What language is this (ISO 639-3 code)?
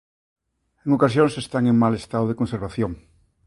glg